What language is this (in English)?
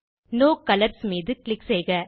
Tamil